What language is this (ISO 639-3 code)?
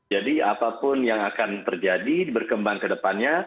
ind